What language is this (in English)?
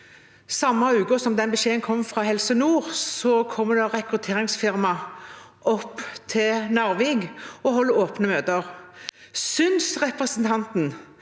Norwegian